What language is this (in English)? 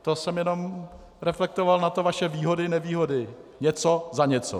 Czech